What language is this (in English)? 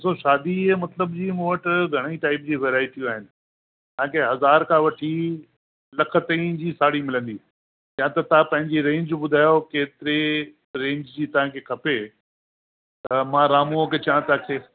Sindhi